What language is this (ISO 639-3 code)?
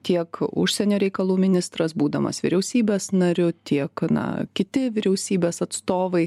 lit